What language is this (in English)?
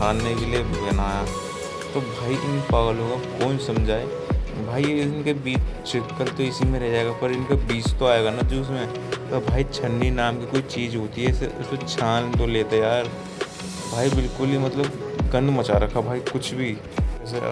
Hindi